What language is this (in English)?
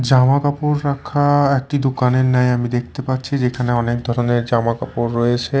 Bangla